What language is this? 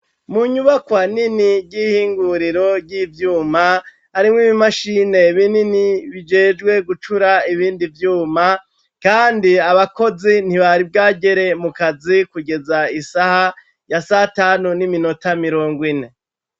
Rundi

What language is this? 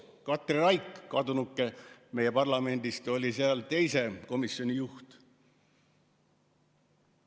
Estonian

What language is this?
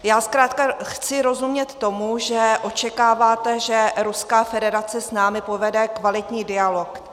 Czech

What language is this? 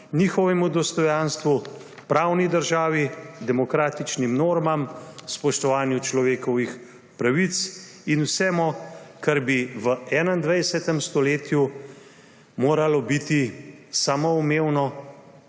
Slovenian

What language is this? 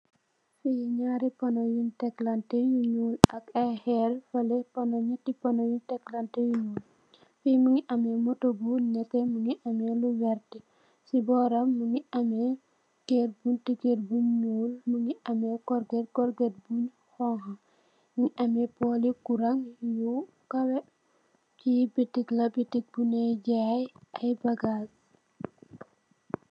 Wolof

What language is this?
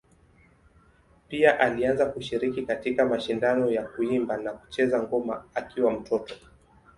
Swahili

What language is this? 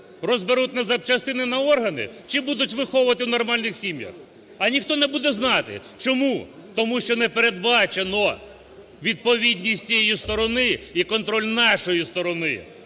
Ukrainian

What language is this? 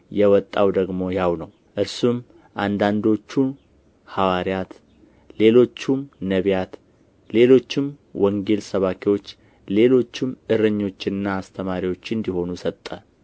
Amharic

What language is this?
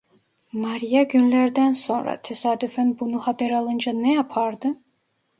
Turkish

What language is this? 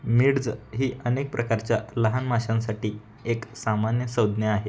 Marathi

